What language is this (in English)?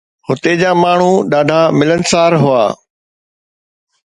Sindhi